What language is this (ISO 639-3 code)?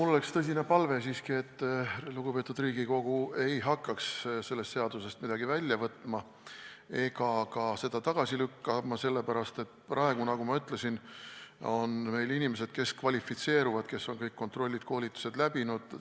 est